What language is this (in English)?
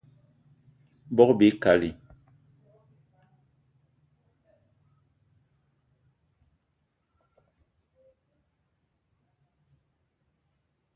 Eton (Cameroon)